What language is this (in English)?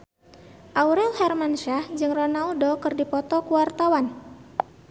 Sundanese